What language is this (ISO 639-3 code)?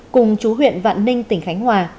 vie